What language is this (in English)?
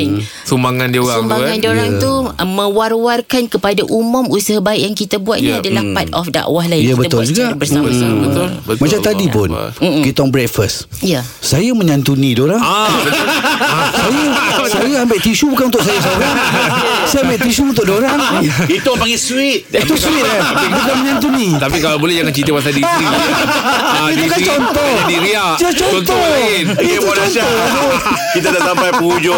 Malay